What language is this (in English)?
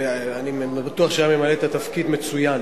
Hebrew